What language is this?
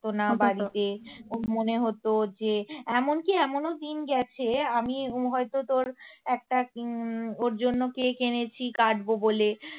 Bangla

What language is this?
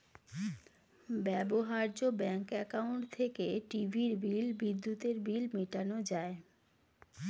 Bangla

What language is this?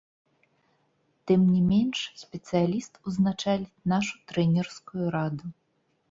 Belarusian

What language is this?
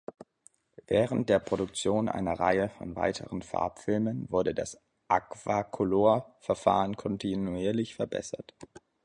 German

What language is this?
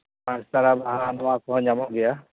Santali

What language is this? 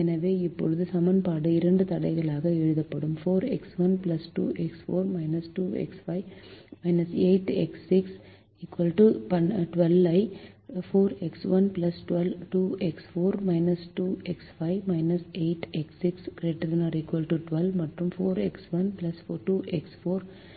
Tamil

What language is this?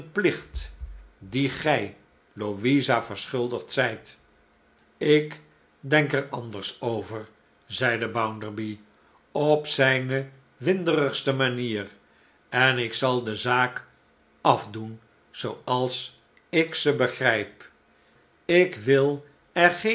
Dutch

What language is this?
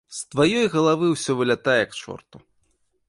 Belarusian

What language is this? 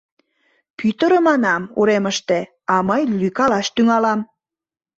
Mari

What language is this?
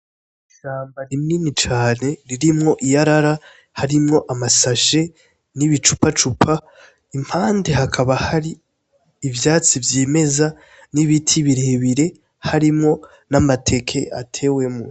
Rundi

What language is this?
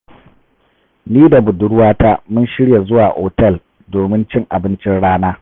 Hausa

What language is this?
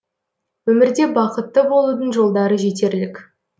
Kazakh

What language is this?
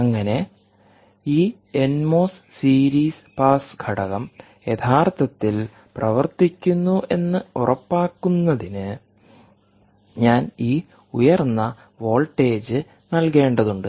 Malayalam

